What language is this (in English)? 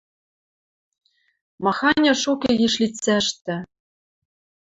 Western Mari